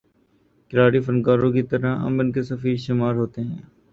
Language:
Urdu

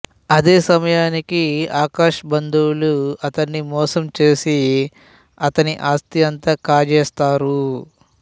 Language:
Telugu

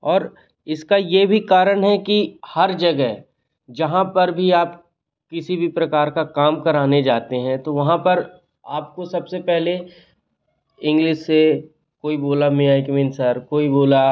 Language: Hindi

